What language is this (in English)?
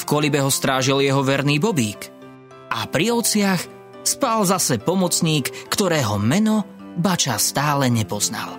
Slovak